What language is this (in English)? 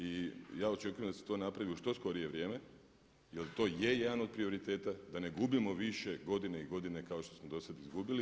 Croatian